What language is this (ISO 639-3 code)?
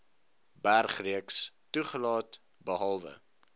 afr